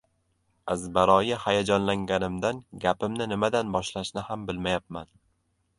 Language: Uzbek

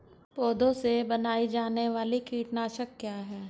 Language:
Hindi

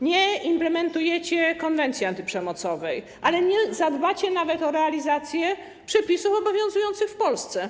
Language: Polish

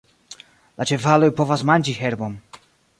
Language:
Esperanto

